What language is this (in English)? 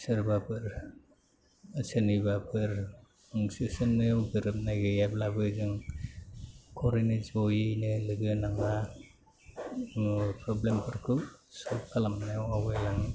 Bodo